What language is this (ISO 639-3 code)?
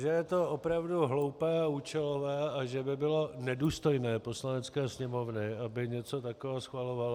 ces